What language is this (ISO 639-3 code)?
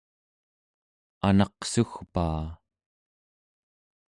esu